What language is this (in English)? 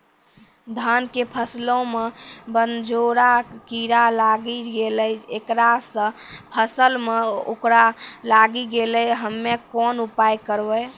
Maithili